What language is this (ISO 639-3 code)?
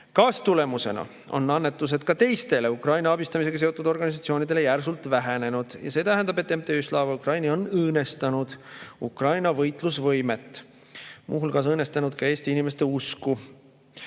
est